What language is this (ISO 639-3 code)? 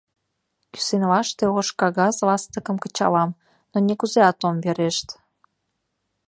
chm